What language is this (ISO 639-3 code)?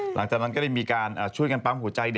tha